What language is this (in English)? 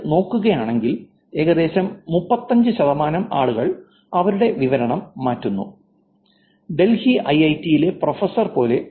Malayalam